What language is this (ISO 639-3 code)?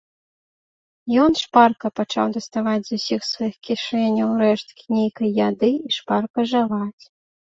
bel